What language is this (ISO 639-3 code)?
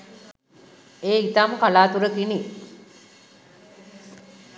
sin